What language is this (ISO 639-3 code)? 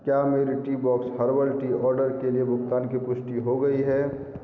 hin